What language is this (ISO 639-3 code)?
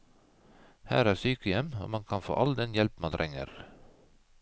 nor